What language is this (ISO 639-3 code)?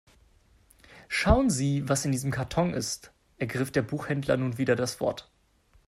deu